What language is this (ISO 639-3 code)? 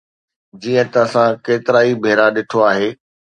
snd